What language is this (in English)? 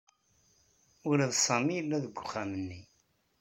Kabyle